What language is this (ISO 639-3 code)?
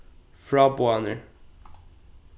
fao